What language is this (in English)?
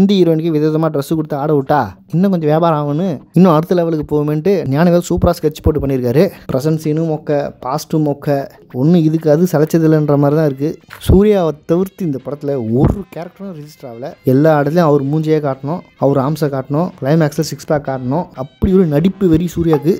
Tamil